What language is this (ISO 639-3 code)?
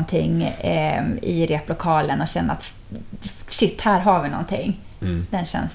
swe